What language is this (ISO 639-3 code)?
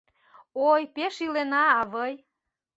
chm